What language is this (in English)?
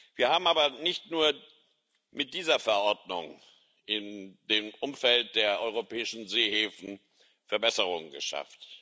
German